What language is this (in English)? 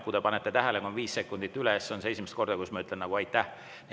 Estonian